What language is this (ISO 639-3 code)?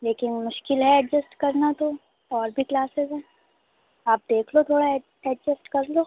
urd